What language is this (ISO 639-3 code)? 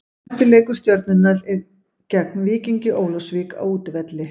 isl